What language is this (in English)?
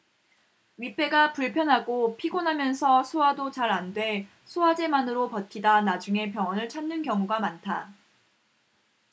Korean